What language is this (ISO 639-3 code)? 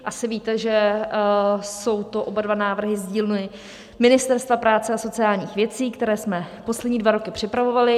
ces